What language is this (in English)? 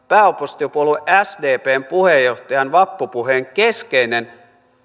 Finnish